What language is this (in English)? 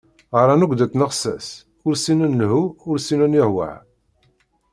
Kabyle